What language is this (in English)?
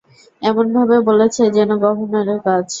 Bangla